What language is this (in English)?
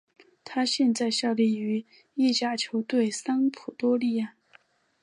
Chinese